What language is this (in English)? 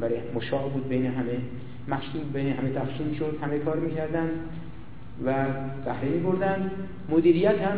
Persian